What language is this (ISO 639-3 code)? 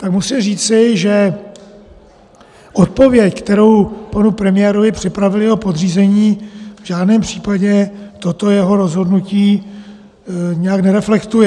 ces